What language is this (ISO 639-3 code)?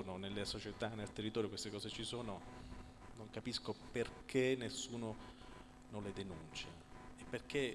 ita